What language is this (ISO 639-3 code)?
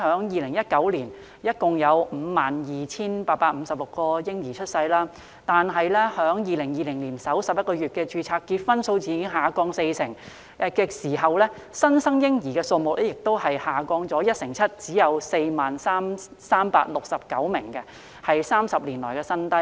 yue